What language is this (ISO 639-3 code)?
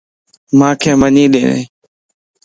lss